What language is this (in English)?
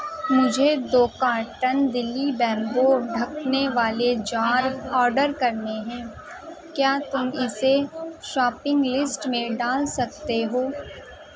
Urdu